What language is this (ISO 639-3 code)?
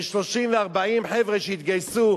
heb